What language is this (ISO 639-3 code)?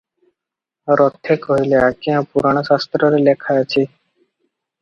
ori